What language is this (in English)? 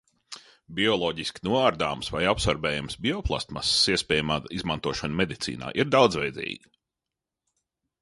Latvian